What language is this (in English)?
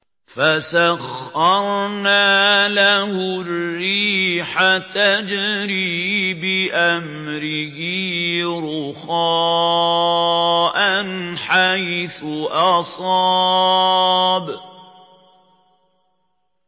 Arabic